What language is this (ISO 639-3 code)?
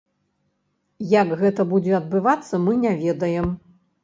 bel